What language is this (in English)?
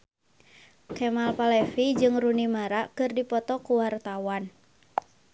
Sundanese